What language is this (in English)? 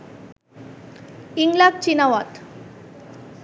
Bangla